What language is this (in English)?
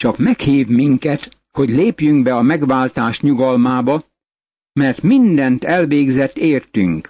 Hungarian